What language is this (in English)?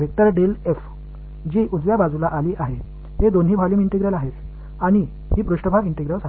Tamil